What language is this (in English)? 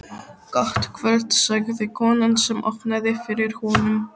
Icelandic